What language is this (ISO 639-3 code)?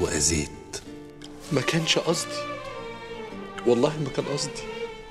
ara